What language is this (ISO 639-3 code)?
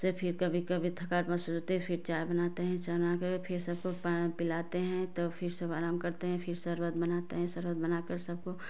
hin